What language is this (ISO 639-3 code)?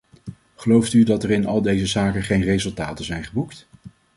nld